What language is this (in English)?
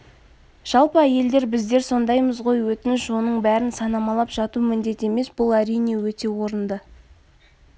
Kazakh